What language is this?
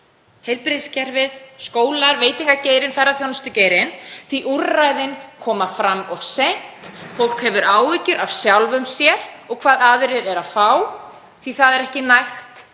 Icelandic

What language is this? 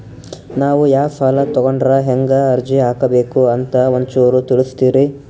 Kannada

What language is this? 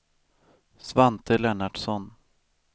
Swedish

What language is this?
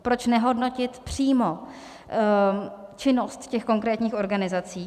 Czech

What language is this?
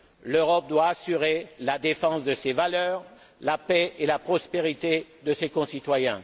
French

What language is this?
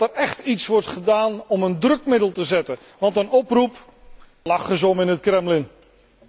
Dutch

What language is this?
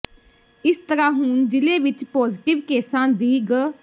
Punjabi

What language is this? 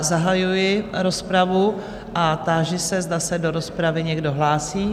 Czech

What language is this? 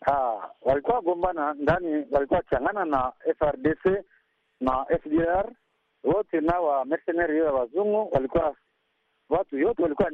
Swahili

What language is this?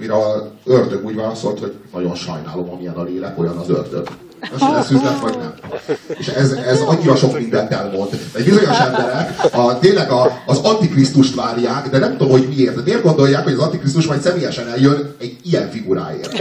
Hungarian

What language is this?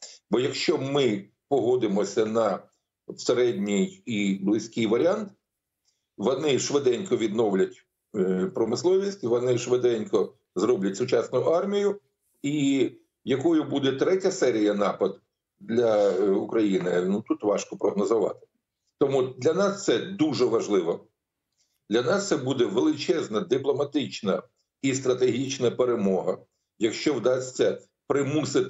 Ukrainian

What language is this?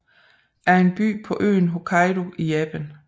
Danish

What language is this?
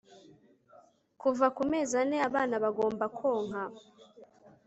Kinyarwanda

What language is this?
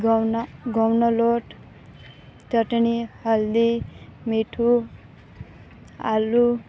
Gujarati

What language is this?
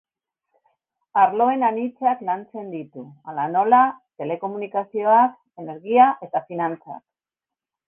Basque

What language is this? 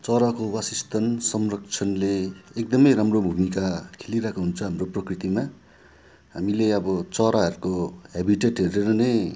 Nepali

